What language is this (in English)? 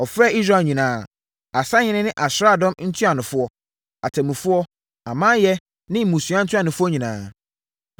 Akan